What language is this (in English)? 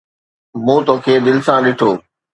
Sindhi